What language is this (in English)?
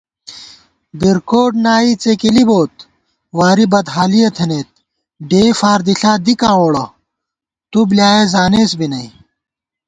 Gawar-Bati